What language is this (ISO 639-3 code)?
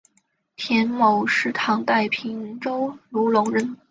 zho